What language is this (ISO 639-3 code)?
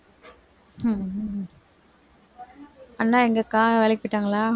tam